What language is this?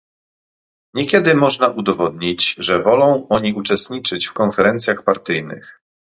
Polish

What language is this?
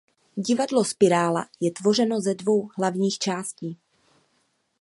Czech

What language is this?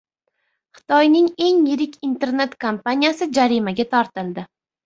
Uzbek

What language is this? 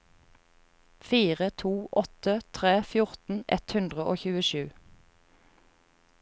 Norwegian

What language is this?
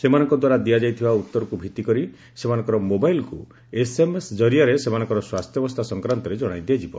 Odia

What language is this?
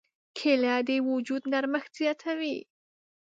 Pashto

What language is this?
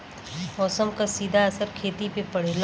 Bhojpuri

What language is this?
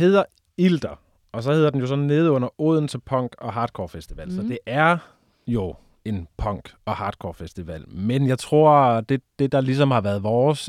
Danish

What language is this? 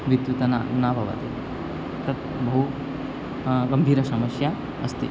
Sanskrit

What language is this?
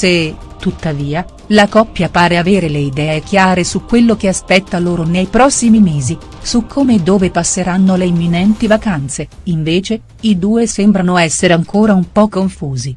Italian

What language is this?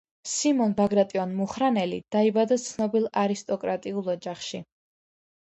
Georgian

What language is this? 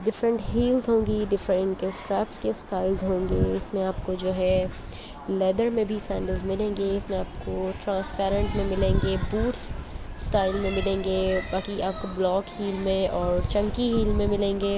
Hindi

